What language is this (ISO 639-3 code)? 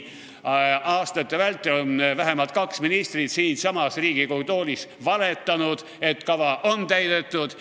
est